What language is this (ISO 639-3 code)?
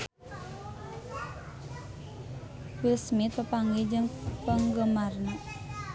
sun